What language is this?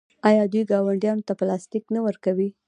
Pashto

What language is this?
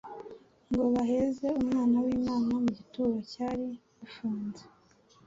Kinyarwanda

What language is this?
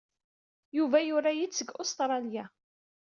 Kabyle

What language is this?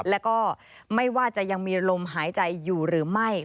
Thai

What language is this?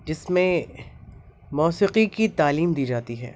Urdu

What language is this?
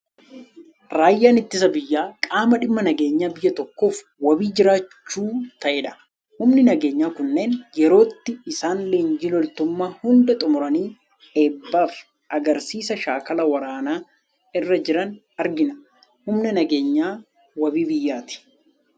Oromo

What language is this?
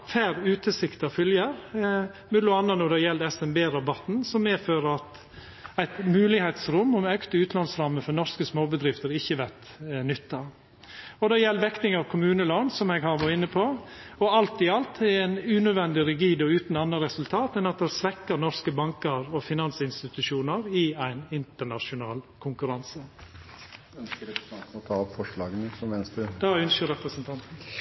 Norwegian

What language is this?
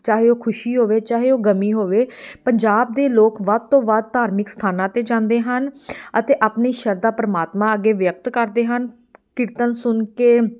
Punjabi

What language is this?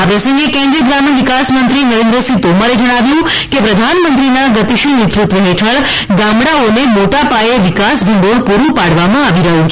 Gujarati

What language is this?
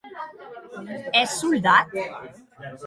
Occitan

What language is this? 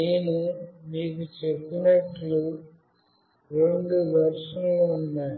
Telugu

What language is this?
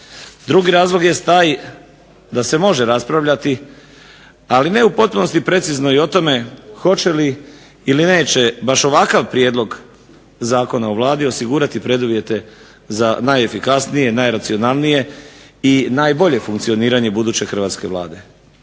Croatian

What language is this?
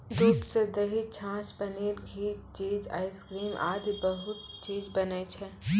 Maithili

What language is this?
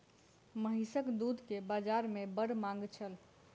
Maithili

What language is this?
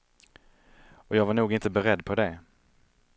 Swedish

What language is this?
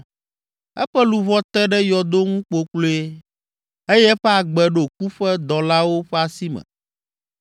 Ewe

